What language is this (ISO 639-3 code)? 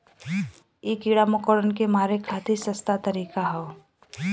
bho